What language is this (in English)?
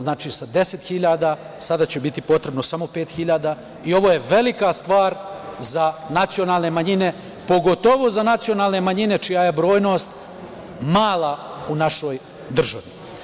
Serbian